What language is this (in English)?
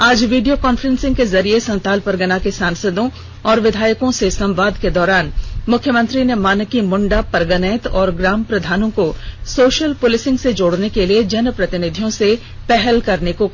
Hindi